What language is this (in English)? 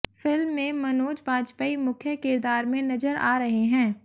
Hindi